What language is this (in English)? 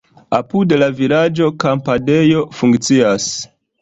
Esperanto